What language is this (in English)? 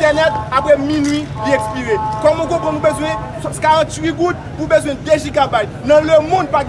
French